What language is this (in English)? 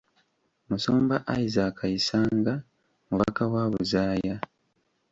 Ganda